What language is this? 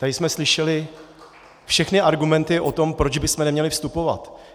Czech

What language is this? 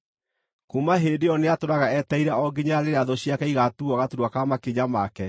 Kikuyu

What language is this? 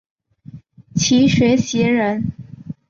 Chinese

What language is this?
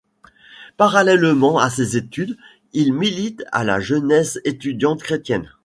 French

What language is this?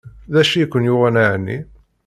Kabyle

